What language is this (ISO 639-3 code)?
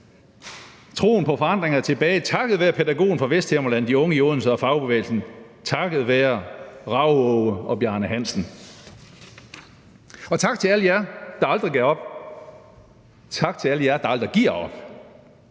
dan